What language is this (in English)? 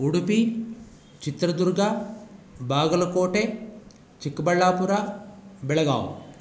Sanskrit